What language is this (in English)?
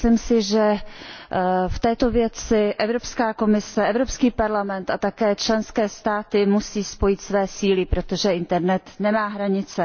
Czech